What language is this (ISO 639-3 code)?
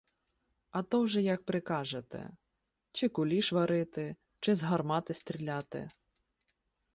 ukr